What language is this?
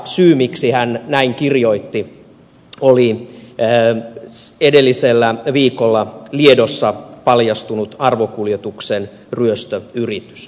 Finnish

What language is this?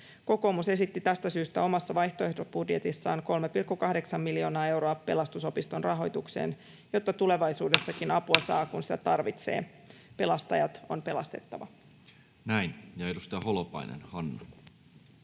Finnish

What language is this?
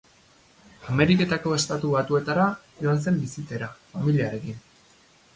Basque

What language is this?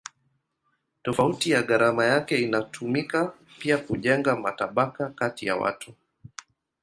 Swahili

